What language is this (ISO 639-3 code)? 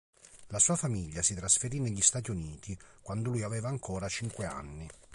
ita